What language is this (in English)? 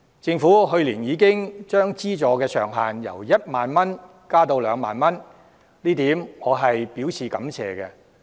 Cantonese